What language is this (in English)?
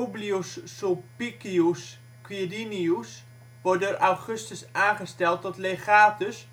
Dutch